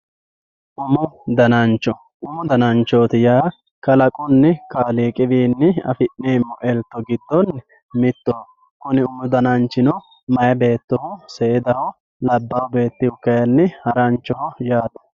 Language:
Sidamo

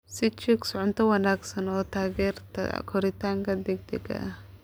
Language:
Somali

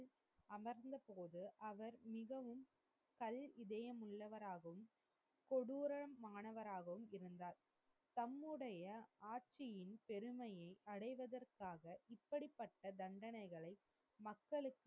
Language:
Tamil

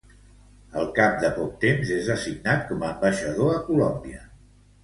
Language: Catalan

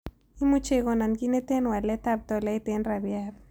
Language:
Kalenjin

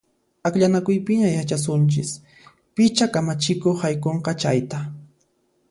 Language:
Puno Quechua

